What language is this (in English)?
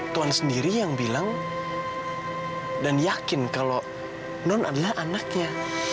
Indonesian